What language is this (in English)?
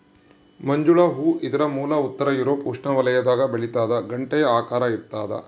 Kannada